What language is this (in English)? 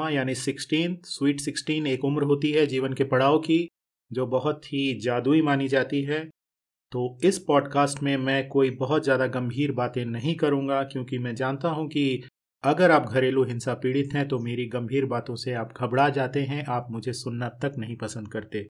Hindi